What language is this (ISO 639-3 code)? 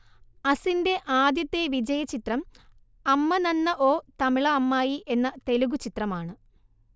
mal